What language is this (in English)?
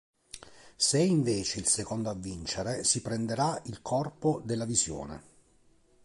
Italian